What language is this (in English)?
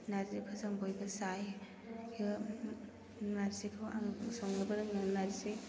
Bodo